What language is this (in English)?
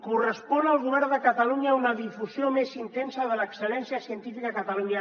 Catalan